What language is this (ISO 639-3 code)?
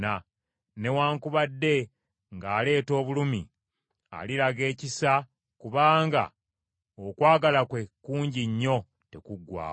lug